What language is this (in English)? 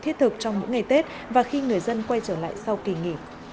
Vietnamese